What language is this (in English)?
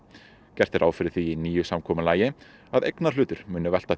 Icelandic